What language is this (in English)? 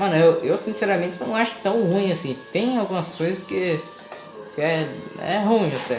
Portuguese